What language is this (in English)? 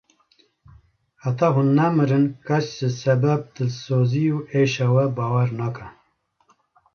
Kurdish